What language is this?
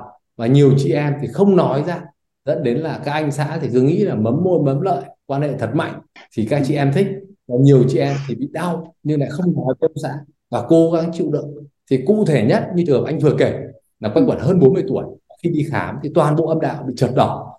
Vietnamese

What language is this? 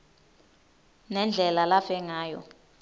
Swati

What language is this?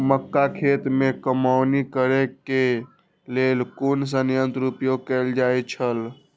Maithili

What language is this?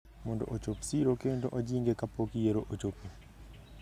Luo (Kenya and Tanzania)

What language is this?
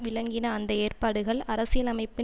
Tamil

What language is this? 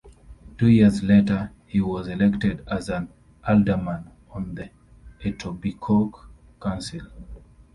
English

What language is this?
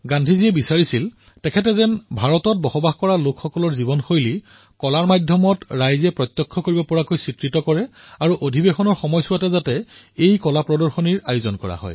Assamese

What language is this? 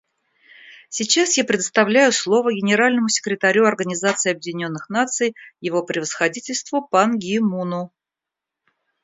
Russian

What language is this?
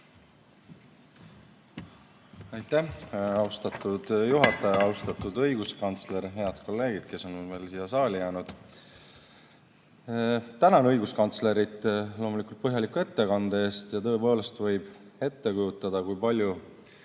Estonian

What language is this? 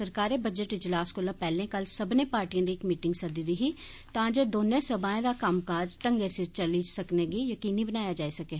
Dogri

